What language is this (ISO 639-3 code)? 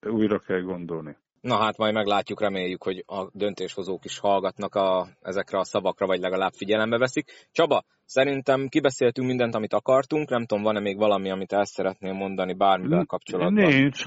hun